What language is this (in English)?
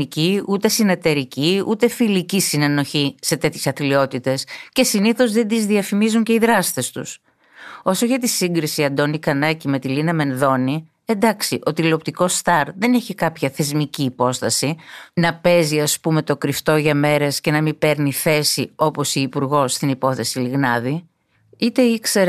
Greek